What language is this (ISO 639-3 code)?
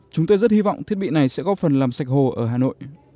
vie